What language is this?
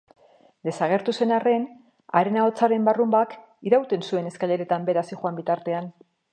Basque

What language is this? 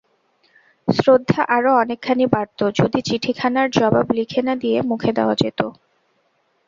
Bangla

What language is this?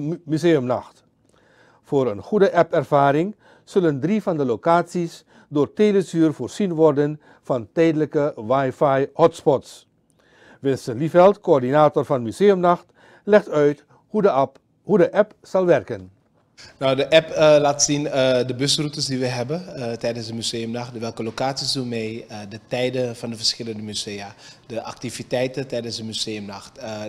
Dutch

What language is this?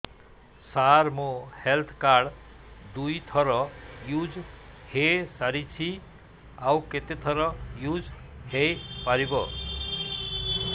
Odia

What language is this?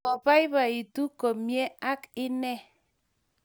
Kalenjin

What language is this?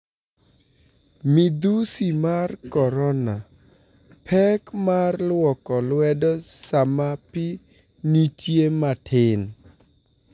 Luo (Kenya and Tanzania)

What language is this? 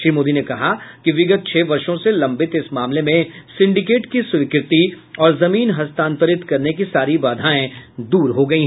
Hindi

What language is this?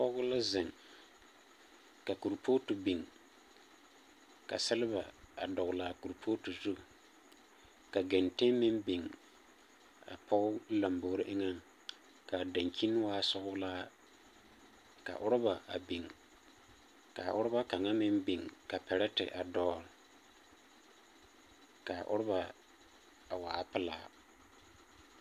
Southern Dagaare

